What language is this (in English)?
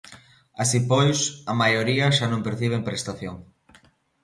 Galician